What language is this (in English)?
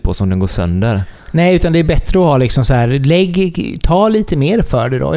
Swedish